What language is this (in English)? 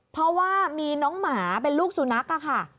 Thai